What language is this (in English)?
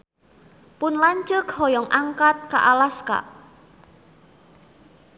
Sundanese